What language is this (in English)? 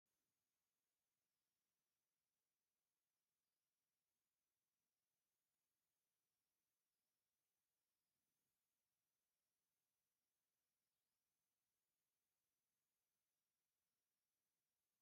Tigrinya